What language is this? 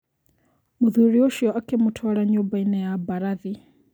Kikuyu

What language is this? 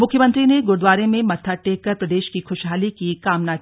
Hindi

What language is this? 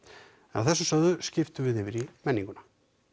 Icelandic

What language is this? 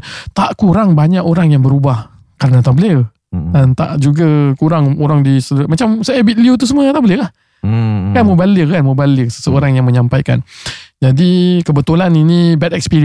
Malay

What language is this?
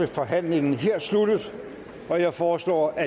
Danish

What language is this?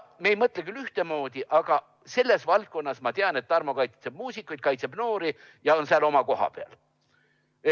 Estonian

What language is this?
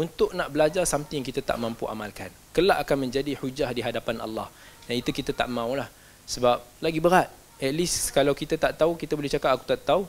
Malay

